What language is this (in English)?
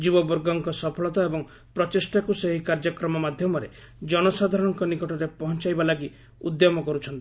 Odia